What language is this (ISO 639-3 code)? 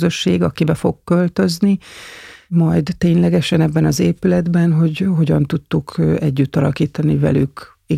hun